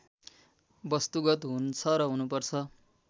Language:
Nepali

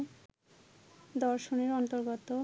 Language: Bangla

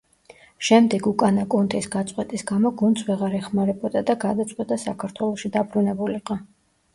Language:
Georgian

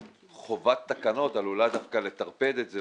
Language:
Hebrew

